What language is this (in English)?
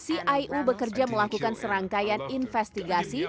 Indonesian